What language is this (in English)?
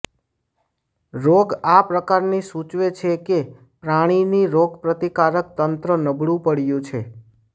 Gujarati